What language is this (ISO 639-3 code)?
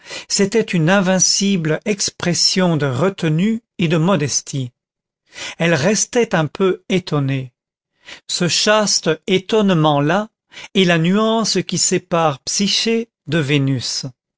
fra